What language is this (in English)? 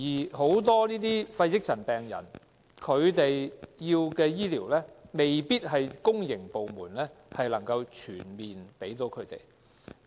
Cantonese